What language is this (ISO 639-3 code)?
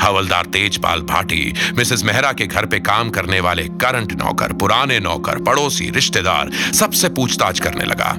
hin